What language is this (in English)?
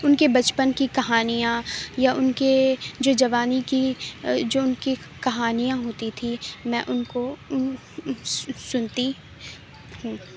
Urdu